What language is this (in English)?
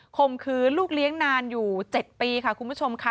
Thai